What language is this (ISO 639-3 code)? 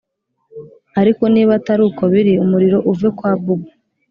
kin